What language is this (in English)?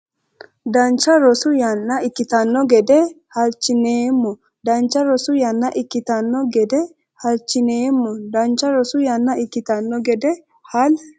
Sidamo